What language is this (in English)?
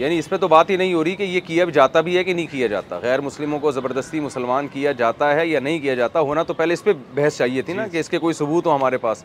Urdu